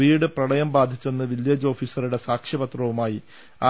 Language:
Malayalam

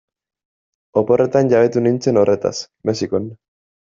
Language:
Basque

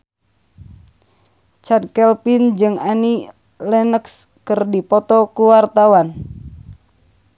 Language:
Sundanese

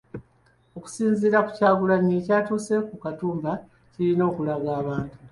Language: Ganda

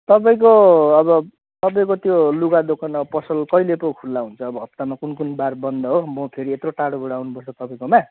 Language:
Nepali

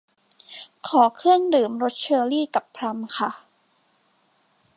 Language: Thai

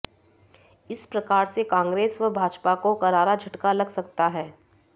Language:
Hindi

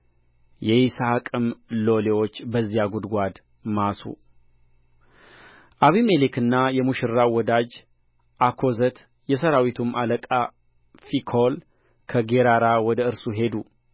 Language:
Amharic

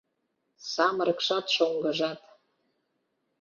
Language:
Mari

